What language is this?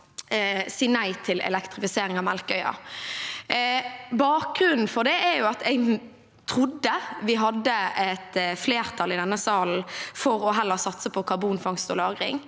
Norwegian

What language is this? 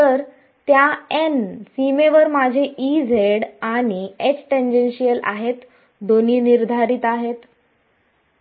Marathi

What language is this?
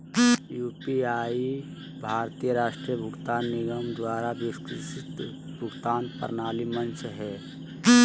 Magahi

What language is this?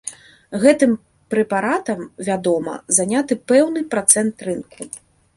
Belarusian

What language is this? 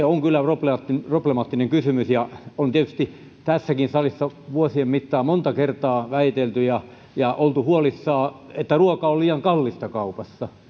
Finnish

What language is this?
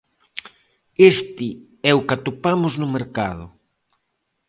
Galician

